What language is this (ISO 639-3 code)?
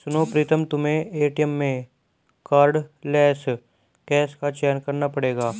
hin